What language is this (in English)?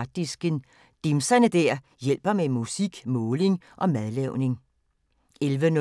Danish